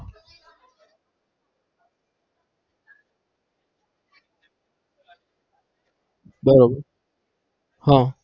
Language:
Gujarati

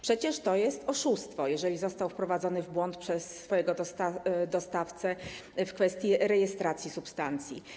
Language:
Polish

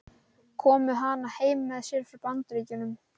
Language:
Icelandic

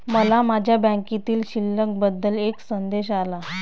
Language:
Marathi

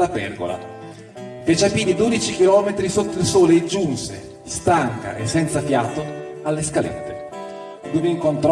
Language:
Italian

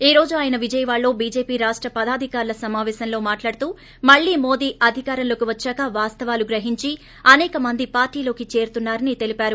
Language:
Telugu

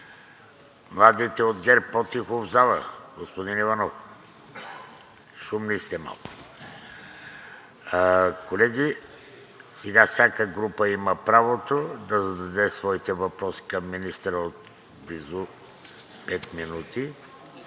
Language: Bulgarian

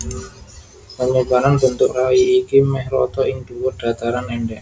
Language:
Javanese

